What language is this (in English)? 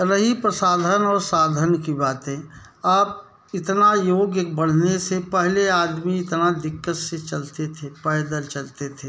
Hindi